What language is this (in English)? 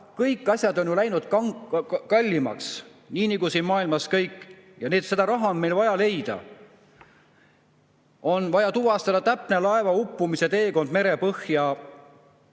Estonian